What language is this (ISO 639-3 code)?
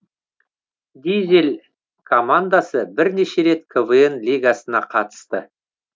kaz